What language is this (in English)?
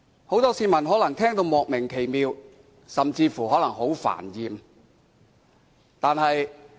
Cantonese